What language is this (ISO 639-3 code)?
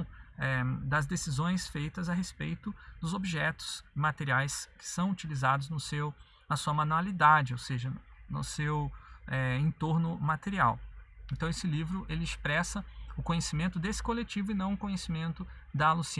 por